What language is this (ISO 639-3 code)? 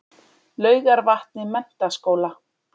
isl